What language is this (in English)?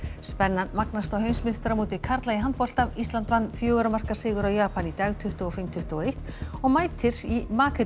Icelandic